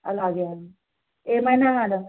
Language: Telugu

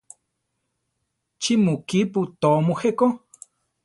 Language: Central Tarahumara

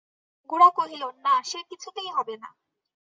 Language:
Bangla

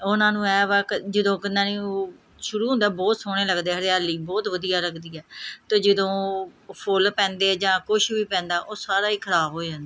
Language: Punjabi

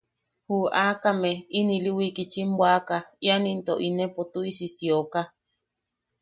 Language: Yaqui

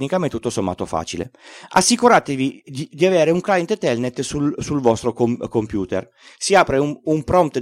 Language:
Italian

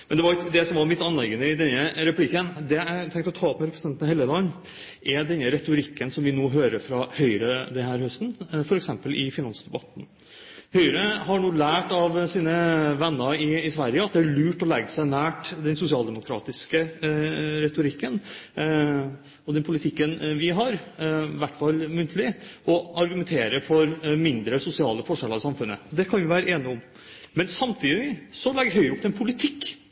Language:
Norwegian Bokmål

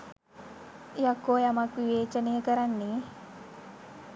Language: Sinhala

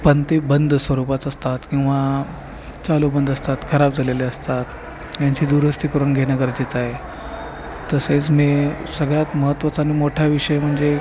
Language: Marathi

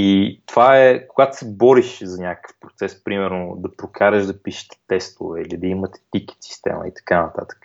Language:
Bulgarian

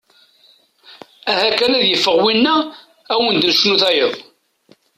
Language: Kabyle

